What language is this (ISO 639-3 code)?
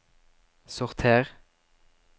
nor